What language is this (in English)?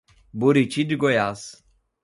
Portuguese